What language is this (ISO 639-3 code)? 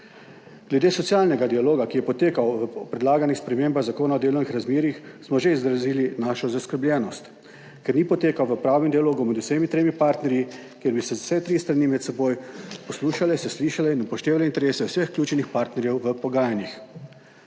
slv